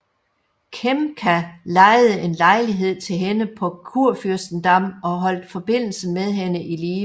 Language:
Danish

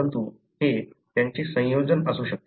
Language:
Marathi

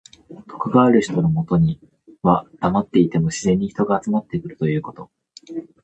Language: Japanese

